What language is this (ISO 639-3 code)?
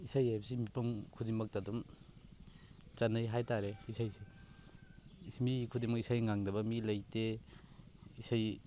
mni